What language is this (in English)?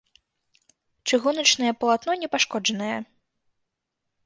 Belarusian